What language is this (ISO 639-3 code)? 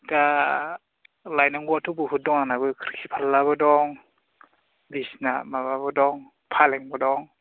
brx